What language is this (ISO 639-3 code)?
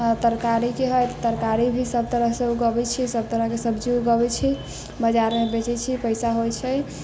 mai